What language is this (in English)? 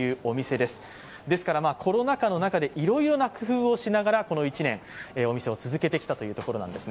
Japanese